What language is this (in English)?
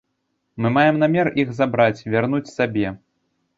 Belarusian